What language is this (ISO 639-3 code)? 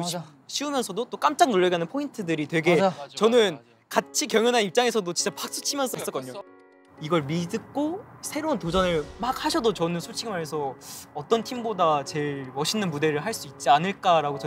kor